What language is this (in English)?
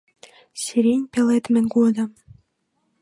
Mari